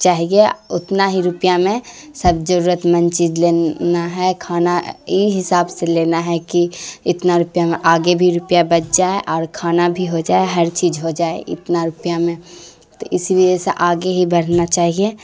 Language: Urdu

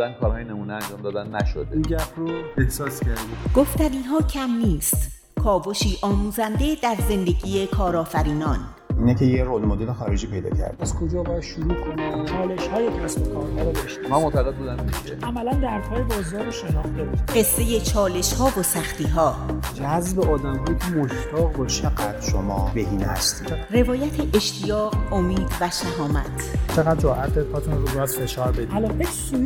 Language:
Persian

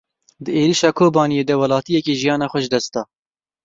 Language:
Kurdish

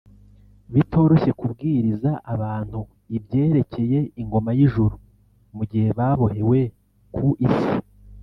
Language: Kinyarwanda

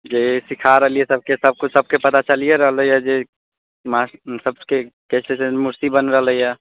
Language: Maithili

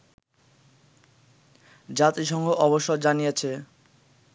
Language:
Bangla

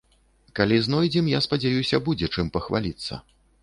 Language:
Belarusian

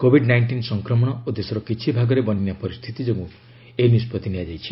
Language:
Odia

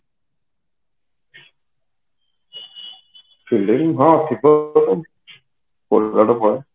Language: Odia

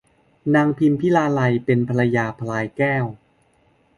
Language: Thai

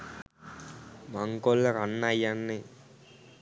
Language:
Sinhala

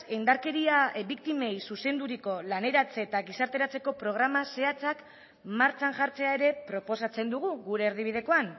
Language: Basque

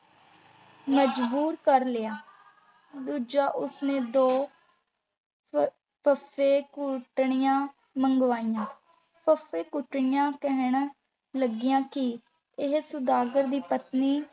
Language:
Punjabi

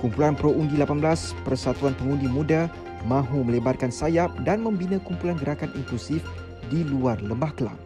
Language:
Malay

